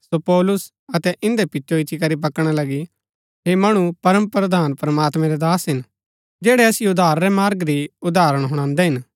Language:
Gaddi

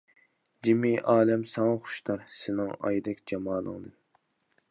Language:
Uyghur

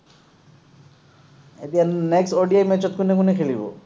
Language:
Assamese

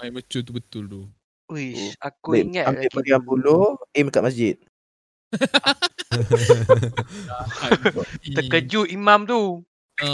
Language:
Malay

